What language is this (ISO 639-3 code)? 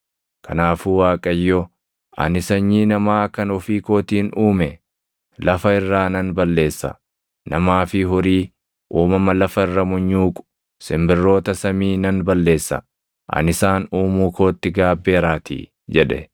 orm